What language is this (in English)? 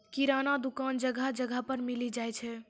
Maithili